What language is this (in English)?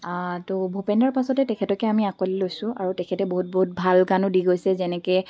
Assamese